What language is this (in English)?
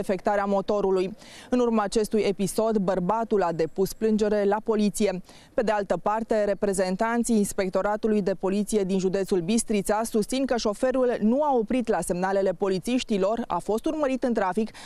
Romanian